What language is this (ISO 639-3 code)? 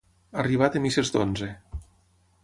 cat